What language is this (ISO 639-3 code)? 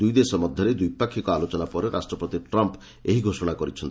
ori